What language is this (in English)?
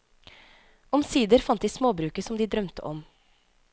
Norwegian